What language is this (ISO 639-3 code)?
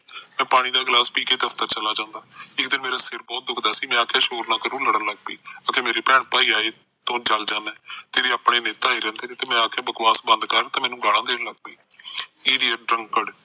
pan